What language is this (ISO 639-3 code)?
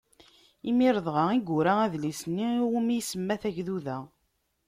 kab